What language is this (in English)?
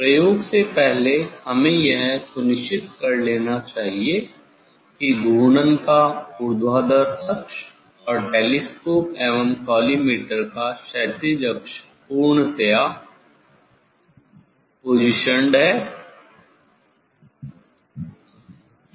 Hindi